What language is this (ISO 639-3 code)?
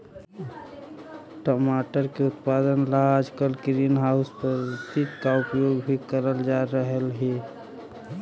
mag